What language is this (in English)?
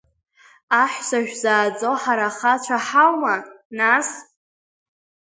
Abkhazian